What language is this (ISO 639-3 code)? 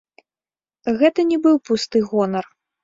bel